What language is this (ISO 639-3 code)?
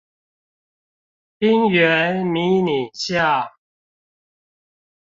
zho